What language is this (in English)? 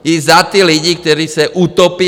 Czech